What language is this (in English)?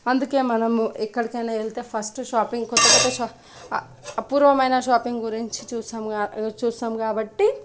Telugu